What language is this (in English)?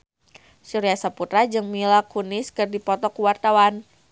Sundanese